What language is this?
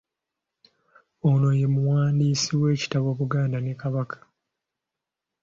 Ganda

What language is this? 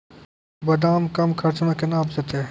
Maithili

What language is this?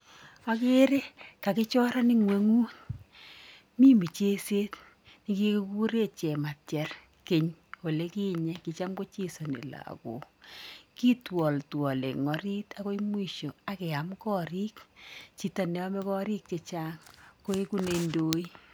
Kalenjin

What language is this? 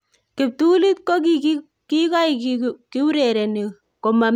Kalenjin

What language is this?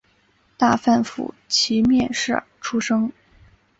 Chinese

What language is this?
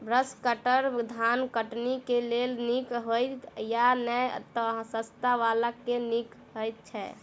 Maithili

